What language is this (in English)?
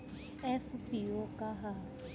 Bhojpuri